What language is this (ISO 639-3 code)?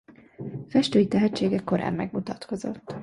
hun